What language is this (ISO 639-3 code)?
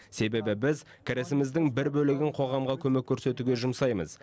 kaz